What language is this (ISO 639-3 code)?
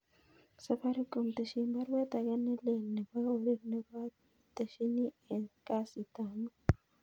kln